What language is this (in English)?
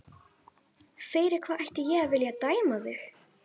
Icelandic